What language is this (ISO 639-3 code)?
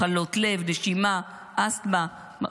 heb